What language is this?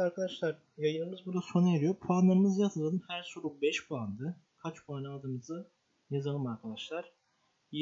Turkish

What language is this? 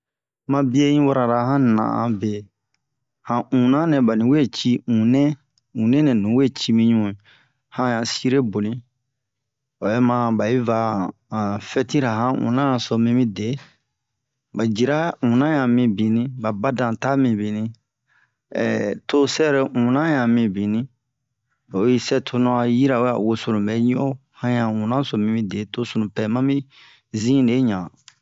Bomu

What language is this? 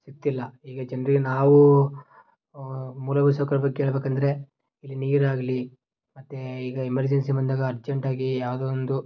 Kannada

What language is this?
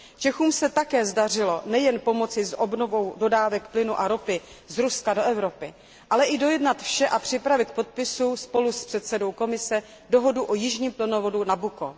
Czech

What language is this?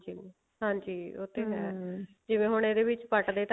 Punjabi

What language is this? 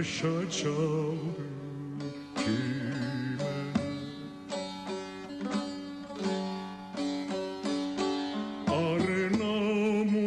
Turkish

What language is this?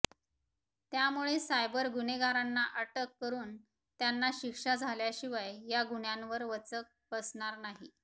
Marathi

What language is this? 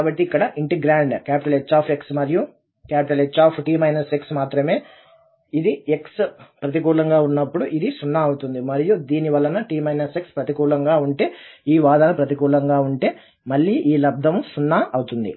Telugu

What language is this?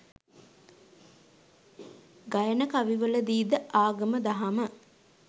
Sinhala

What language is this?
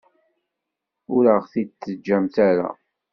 Kabyle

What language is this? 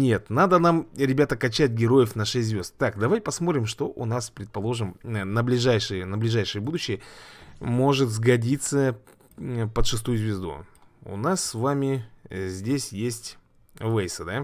Russian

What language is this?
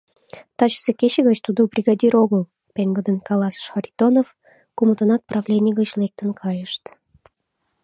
Mari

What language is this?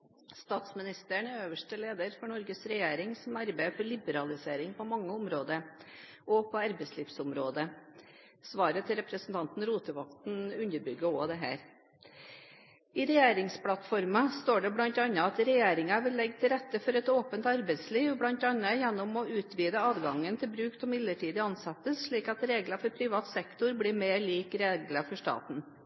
Norwegian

